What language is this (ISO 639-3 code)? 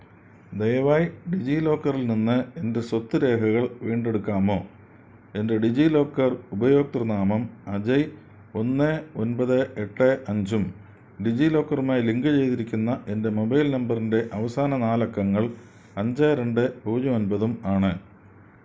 mal